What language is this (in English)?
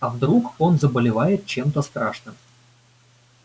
Russian